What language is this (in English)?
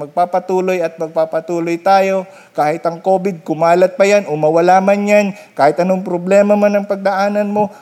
Filipino